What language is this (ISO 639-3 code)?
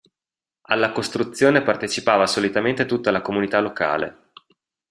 ita